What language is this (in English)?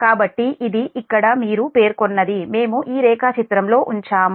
Telugu